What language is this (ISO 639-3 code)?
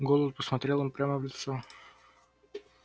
rus